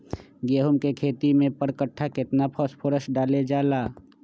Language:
Magahi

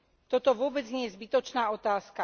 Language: Slovak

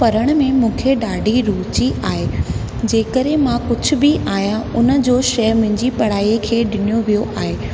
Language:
Sindhi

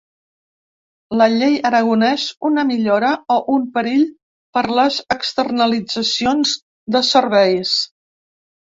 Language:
Catalan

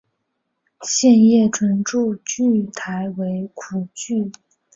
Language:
Chinese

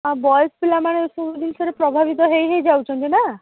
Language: Odia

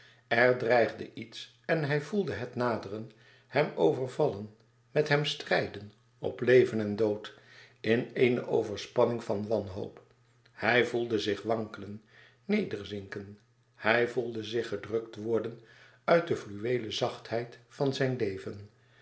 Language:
Dutch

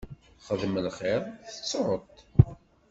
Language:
Kabyle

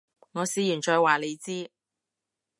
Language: Cantonese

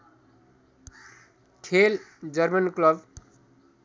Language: Nepali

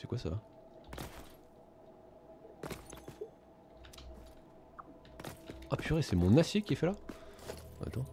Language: French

